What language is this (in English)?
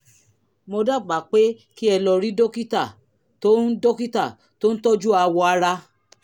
Yoruba